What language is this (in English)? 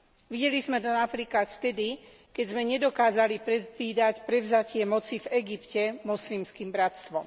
Slovak